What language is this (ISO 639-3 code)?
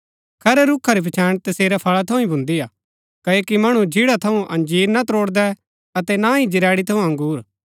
gbk